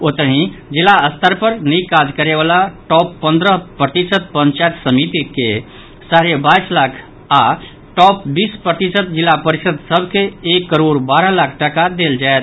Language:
Maithili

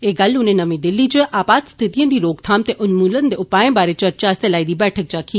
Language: Dogri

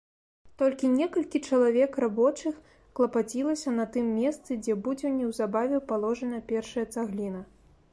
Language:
Belarusian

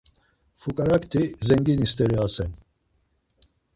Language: Laz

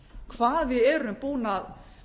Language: Icelandic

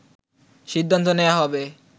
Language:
Bangla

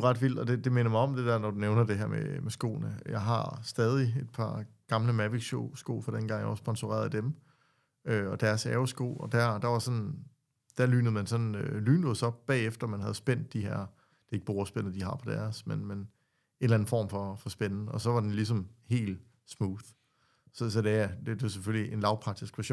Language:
Danish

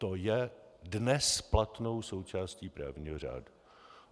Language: Czech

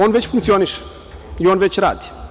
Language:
Serbian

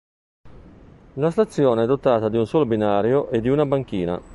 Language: Italian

